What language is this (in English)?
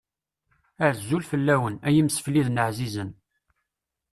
Kabyle